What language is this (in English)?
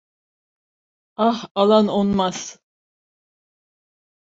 Turkish